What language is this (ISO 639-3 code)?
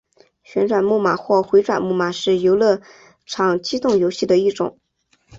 zho